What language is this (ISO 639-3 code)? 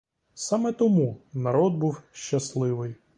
ukr